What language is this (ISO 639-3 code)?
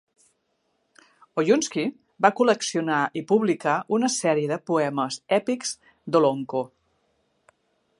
cat